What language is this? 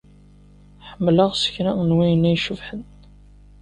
Kabyle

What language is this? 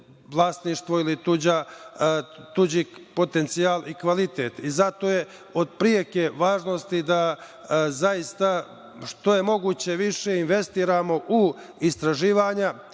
Serbian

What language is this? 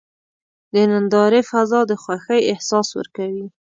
Pashto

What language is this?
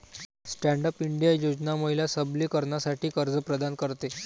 Marathi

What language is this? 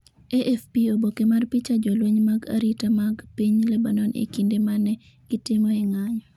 Luo (Kenya and Tanzania)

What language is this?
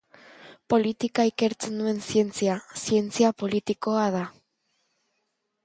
Basque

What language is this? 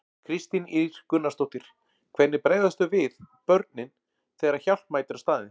Icelandic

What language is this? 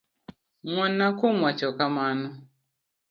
Luo (Kenya and Tanzania)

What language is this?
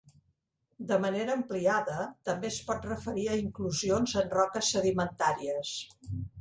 Catalan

